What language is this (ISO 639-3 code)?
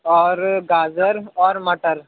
urd